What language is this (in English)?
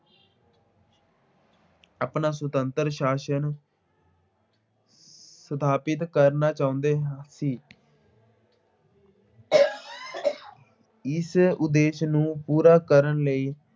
Punjabi